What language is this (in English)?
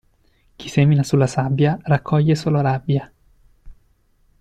Italian